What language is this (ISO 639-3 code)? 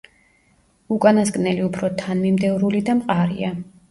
kat